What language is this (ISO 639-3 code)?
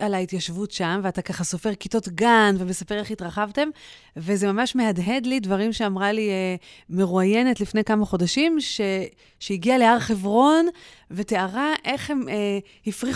heb